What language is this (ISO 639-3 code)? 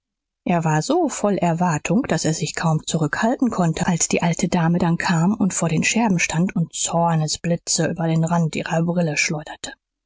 deu